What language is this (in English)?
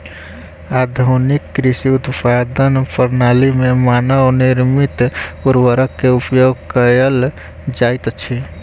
Maithili